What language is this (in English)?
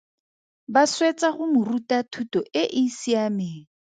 Tswana